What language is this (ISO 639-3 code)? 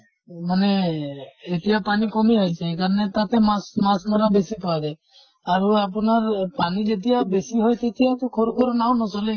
asm